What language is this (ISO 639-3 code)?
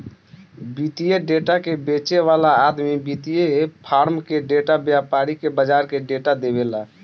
bho